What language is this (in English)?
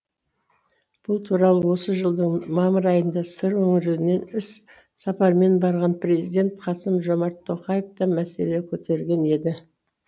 Kazakh